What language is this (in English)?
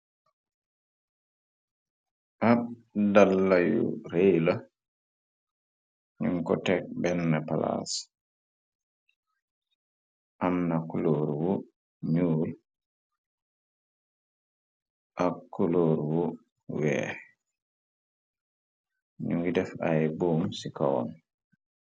Wolof